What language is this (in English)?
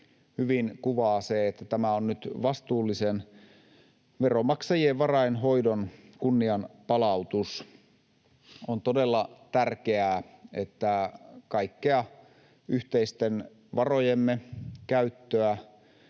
Finnish